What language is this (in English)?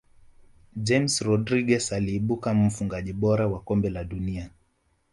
Swahili